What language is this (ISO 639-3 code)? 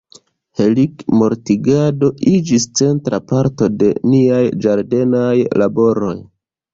epo